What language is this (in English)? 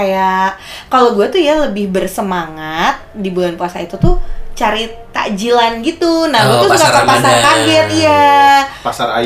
Indonesian